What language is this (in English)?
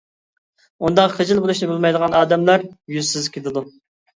Uyghur